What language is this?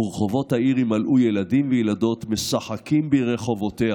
Hebrew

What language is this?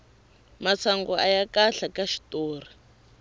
Tsonga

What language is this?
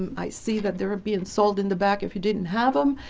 English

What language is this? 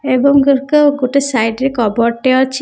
Odia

